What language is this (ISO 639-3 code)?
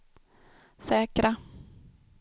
swe